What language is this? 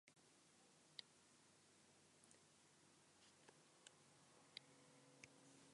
Basque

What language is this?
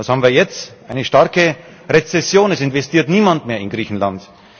German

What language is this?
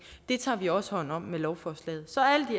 Danish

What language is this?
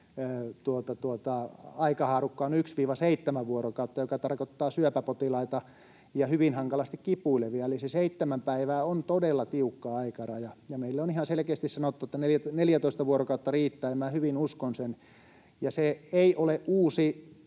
Finnish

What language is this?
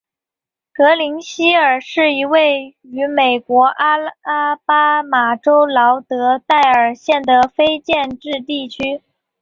Chinese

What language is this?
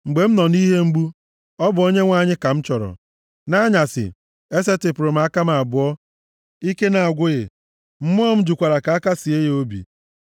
Igbo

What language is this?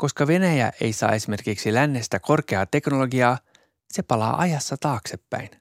Finnish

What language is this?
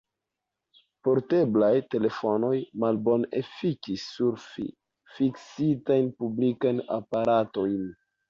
Esperanto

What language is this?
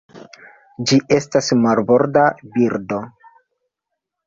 Esperanto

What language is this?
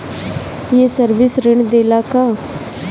Bhojpuri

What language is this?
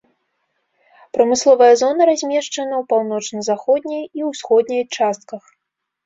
Belarusian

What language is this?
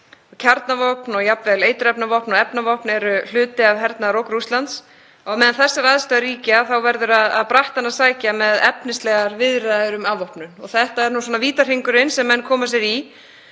Icelandic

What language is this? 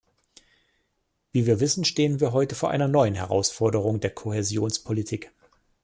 German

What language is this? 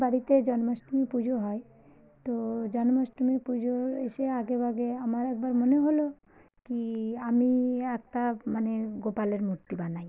Bangla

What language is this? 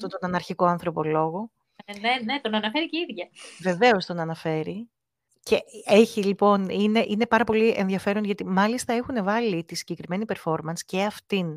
Greek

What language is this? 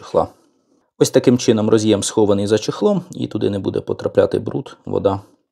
Ukrainian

